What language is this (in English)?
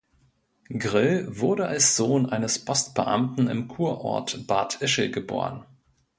German